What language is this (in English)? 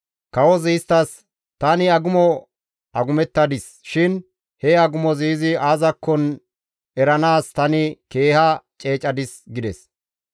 Gamo